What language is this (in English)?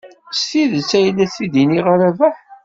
Kabyle